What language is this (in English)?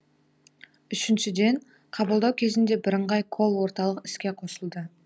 Kazakh